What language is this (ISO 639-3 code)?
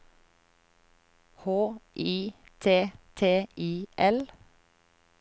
nor